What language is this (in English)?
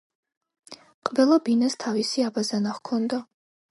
Georgian